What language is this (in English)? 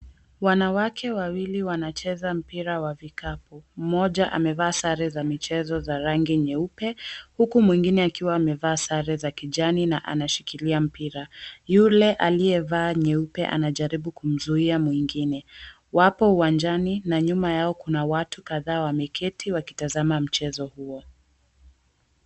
Swahili